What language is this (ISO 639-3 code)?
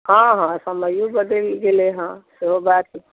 mai